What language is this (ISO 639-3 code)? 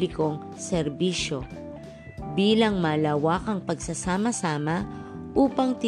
fil